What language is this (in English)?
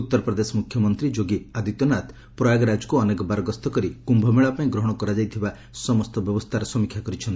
Odia